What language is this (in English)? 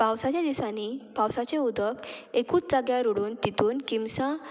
Konkani